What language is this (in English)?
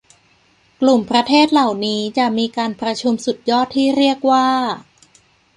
Thai